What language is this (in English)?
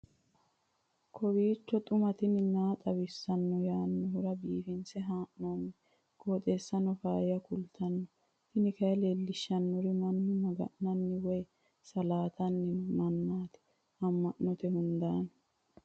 Sidamo